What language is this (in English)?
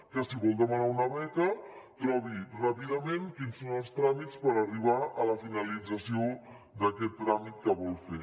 Catalan